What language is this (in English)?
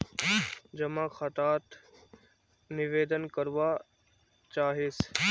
Magahi